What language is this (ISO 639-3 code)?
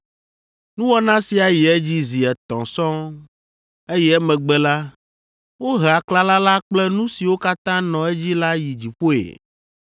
ewe